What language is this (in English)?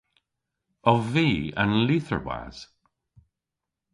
Cornish